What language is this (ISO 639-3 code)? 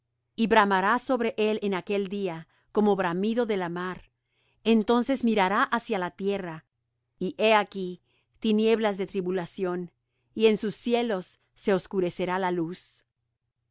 spa